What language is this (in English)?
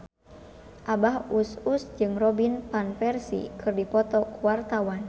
Sundanese